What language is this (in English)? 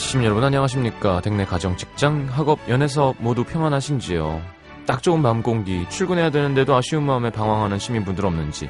Korean